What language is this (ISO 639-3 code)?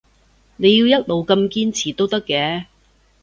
yue